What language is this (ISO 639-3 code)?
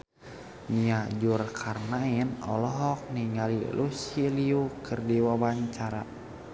sun